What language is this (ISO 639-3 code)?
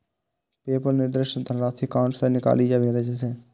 mai